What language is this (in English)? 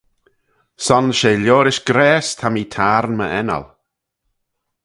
Manx